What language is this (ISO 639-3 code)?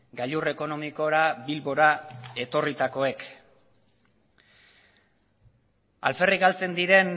eus